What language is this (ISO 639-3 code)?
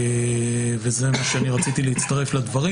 heb